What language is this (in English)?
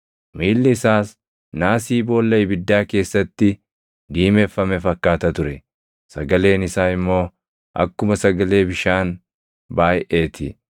Oromo